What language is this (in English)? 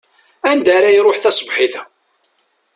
Kabyle